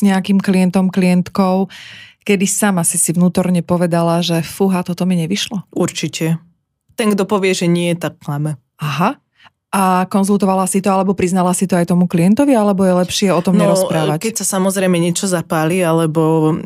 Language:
Slovak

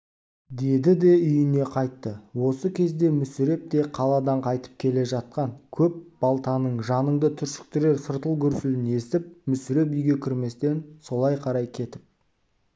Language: Kazakh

